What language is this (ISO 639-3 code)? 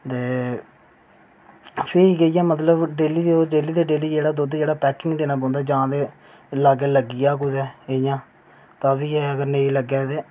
doi